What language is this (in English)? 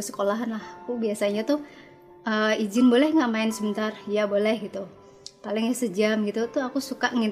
Indonesian